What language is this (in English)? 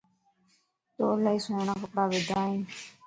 Lasi